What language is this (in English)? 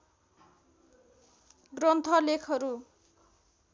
Nepali